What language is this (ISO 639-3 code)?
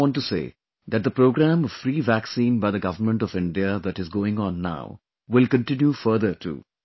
eng